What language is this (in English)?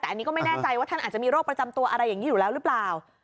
Thai